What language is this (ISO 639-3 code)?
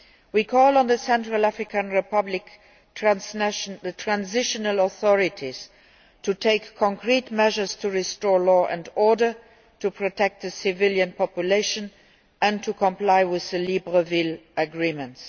eng